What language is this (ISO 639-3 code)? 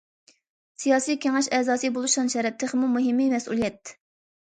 uig